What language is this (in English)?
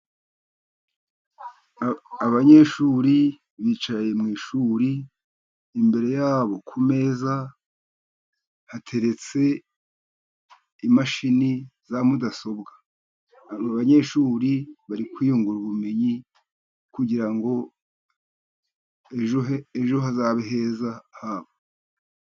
Kinyarwanda